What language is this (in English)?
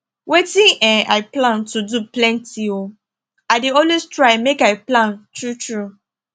Nigerian Pidgin